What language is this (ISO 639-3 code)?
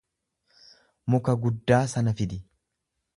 orm